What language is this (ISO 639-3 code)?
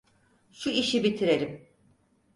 tur